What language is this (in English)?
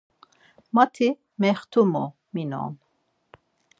Laz